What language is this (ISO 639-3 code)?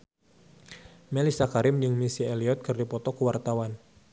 sun